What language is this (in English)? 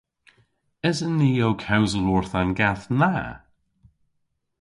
Cornish